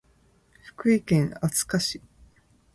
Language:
Japanese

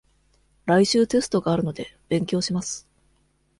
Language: Japanese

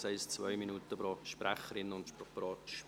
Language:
Swiss German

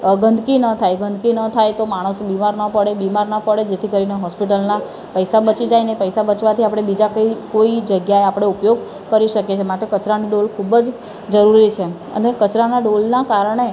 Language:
Gujarati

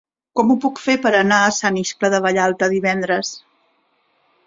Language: Catalan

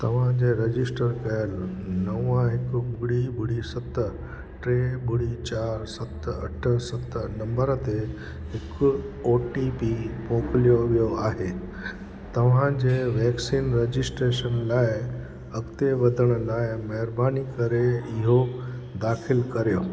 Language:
Sindhi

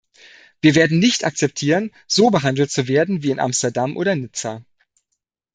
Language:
German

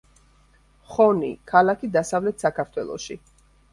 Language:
Georgian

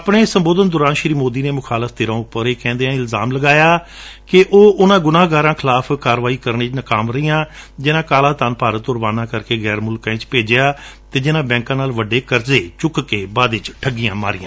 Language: Punjabi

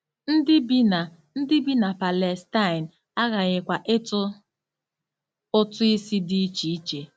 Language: Igbo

